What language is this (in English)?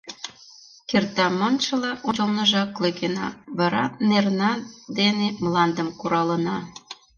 Mari